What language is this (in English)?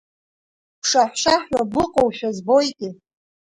Abkhazian